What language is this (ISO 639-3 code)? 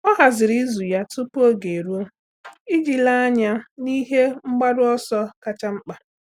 ibo